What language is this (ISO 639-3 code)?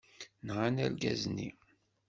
kab